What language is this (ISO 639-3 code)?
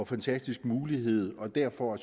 dan